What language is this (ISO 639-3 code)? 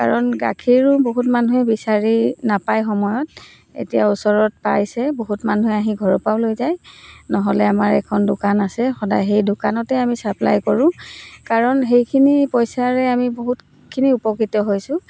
asm